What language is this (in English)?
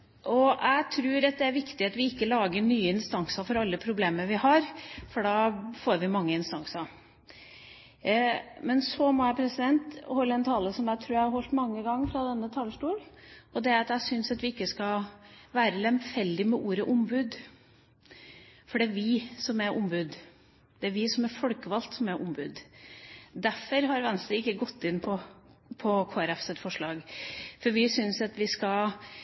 Norwegian Bokmål